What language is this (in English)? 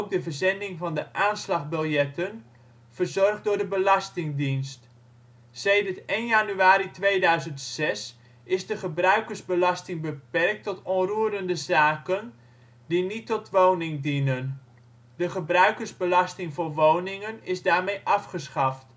Dutch